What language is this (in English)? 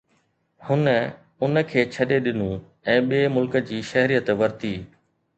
Sindhi